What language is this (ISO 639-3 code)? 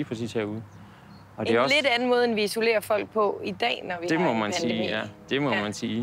dan